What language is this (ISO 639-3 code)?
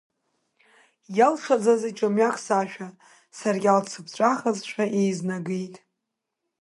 abk